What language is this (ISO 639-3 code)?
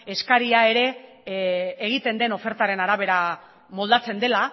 eus